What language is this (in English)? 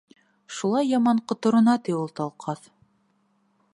Bashkir